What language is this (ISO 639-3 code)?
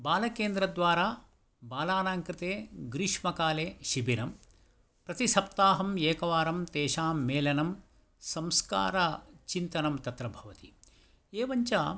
san